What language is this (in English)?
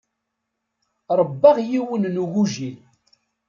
Kabyle